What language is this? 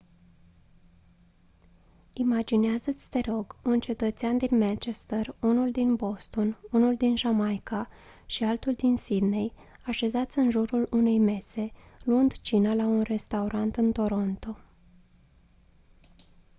Romanian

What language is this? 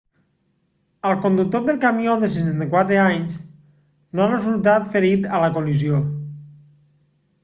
Catalan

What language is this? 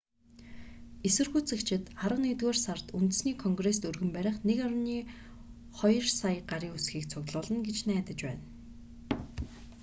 Mongolian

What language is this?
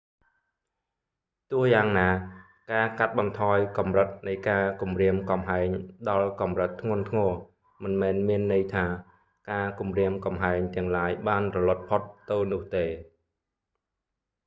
Khmer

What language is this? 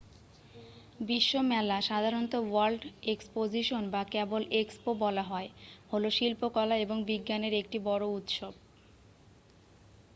Bangla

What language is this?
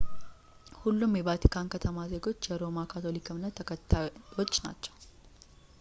Amharic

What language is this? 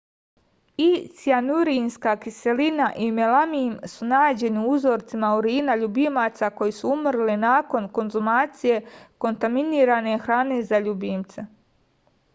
Serbian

